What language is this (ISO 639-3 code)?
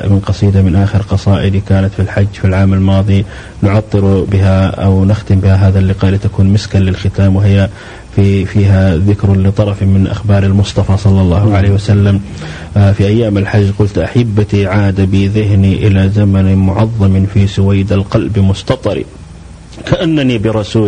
ara